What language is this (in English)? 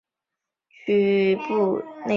Chinese